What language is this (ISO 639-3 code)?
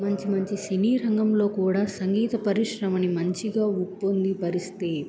tel